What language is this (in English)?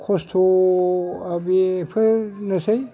Bodo